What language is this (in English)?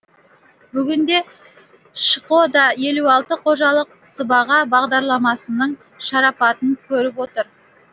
Kazakh